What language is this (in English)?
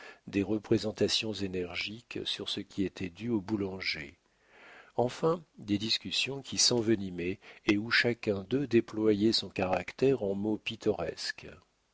French